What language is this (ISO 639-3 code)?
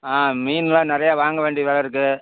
tam